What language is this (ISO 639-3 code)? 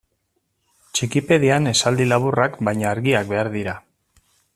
eus